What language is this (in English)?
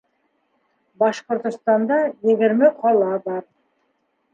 Bashkir